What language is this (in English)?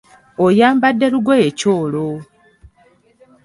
Ganda